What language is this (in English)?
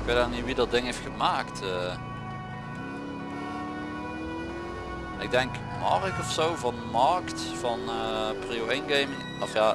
Dutch